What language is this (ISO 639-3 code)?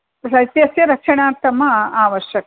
san